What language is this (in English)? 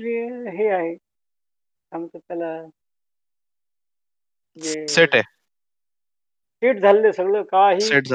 Marathi